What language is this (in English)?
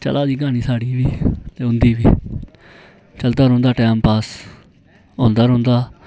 Dogri